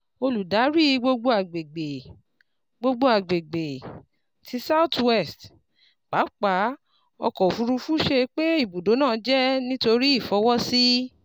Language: Yoruba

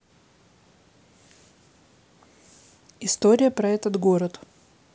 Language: Russian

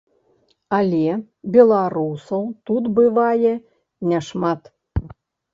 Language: Belarusian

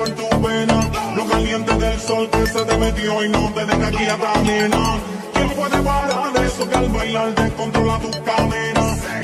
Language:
Romanian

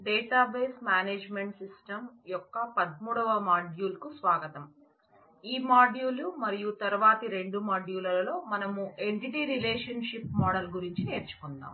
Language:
Telugu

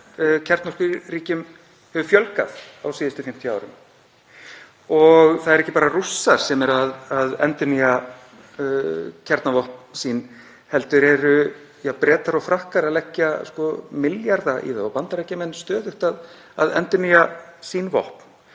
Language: Icelandic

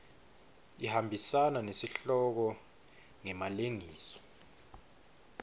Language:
Swati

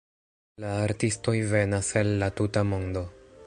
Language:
Esperanto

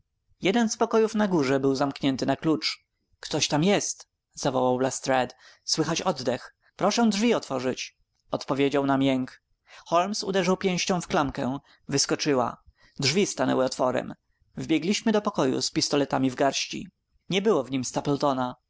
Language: Polish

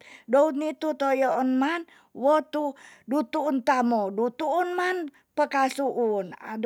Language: Tonsea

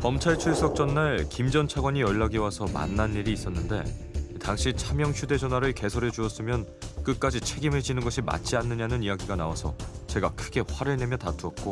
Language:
Korean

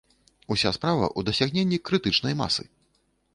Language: Belarusian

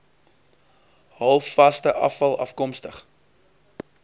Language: Afrikaans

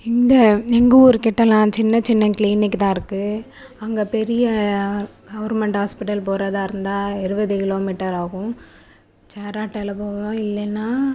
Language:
Tamil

